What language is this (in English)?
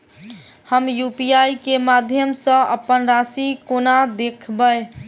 Maithili